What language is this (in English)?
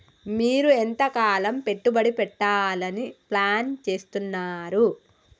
Telugu